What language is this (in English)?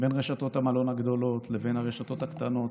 Hebrew